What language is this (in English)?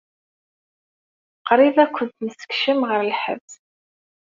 Kabyle